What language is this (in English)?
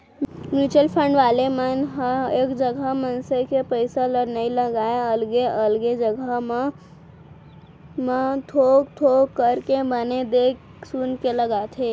Chhattisgarhi